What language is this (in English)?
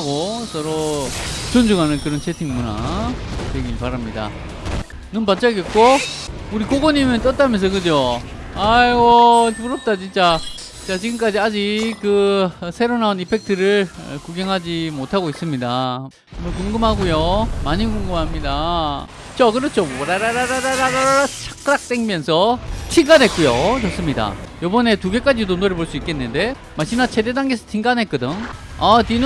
Korean